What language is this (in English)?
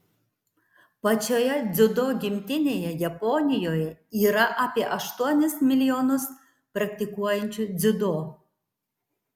Lithuanian